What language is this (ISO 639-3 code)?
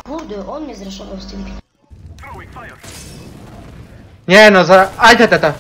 pol